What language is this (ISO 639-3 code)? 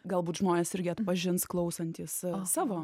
lit